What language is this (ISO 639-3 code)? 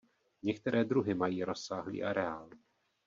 ces